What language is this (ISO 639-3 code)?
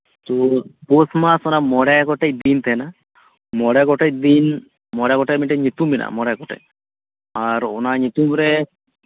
sat